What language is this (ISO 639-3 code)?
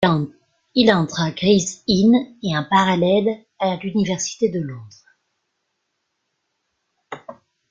fra